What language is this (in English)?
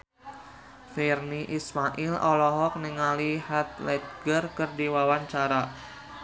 Sundanese